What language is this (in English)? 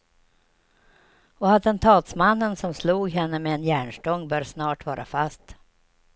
Swedish